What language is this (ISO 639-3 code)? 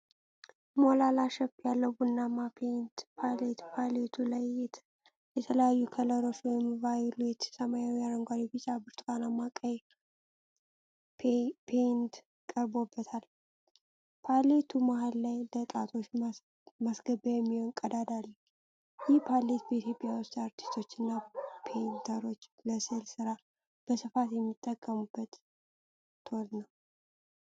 amh